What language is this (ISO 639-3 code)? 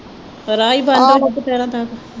pan